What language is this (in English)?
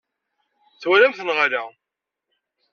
Kabyle